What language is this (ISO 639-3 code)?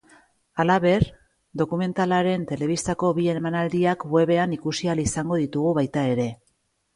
eus